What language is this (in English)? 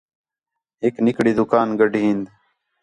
Khetrani